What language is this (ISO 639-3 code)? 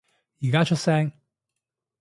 yue